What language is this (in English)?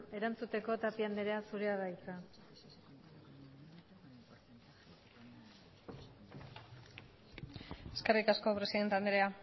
Basque